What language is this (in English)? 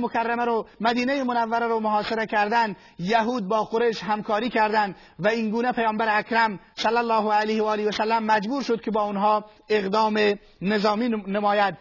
Persian